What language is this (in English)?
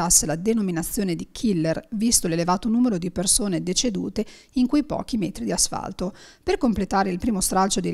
Italian